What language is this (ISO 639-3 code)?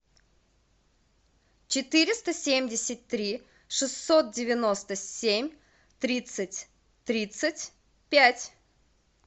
rus